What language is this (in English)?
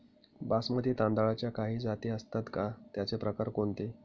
Marathi